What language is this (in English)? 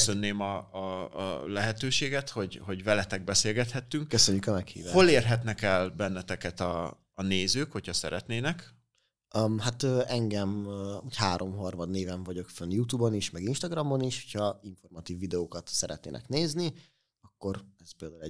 Hungarian